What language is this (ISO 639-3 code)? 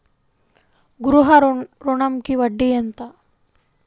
tel